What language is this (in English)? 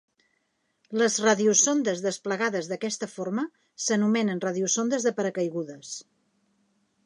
Catalan